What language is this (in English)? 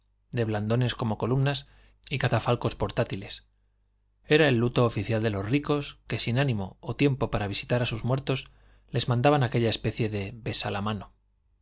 Spanish